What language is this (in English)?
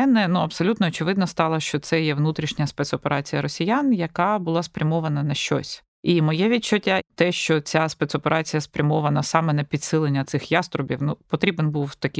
Ukrainian